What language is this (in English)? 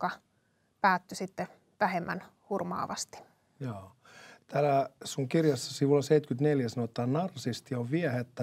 Finnish